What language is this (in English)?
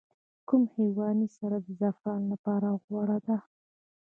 Pashto